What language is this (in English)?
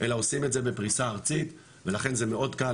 Hebrew